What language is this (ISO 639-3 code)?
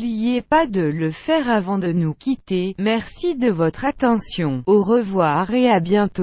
fra